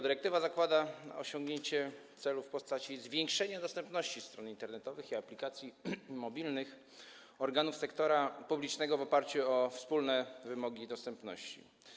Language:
Polish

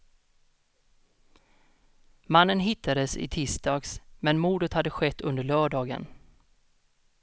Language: Swedish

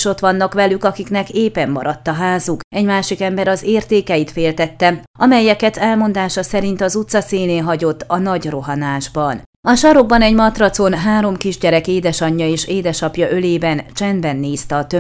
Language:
Hungarian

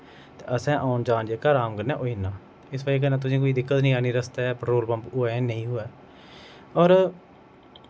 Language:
Dogri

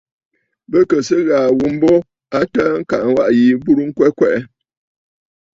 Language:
Bafut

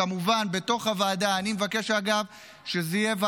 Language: Hebrew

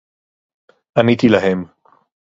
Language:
Hebrew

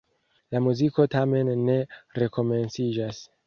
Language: Esperanto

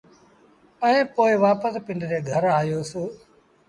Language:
Sindhi Bhil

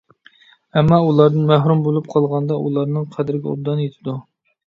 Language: Uyghur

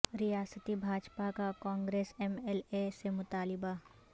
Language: Urdu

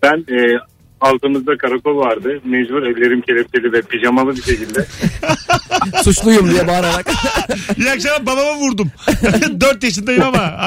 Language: Turkish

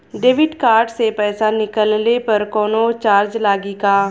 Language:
Bhojpuri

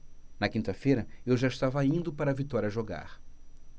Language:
Portuguese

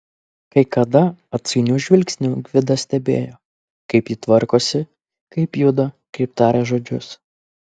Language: Lithuanian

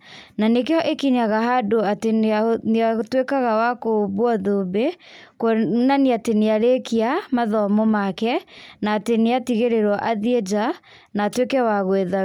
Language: Kikuyu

